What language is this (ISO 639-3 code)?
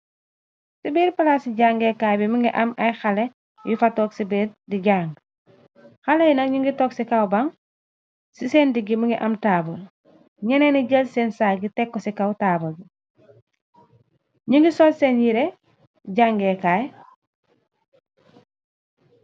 wol